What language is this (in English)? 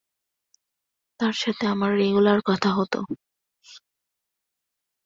Bangla